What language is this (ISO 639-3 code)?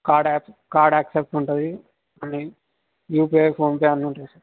tel